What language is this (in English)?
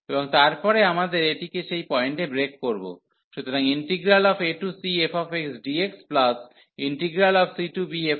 Bangla